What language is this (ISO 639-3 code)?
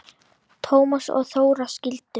isl